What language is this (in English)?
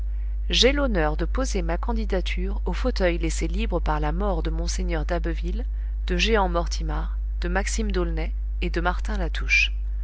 French